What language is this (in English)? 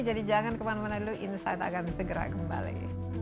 Indonesian